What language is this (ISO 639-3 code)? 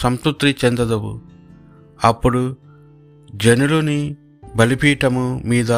tel